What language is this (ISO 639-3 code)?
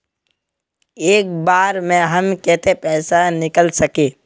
mag